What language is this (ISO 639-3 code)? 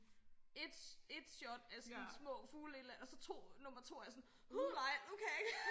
dan